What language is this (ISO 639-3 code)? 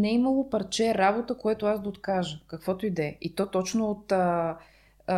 bul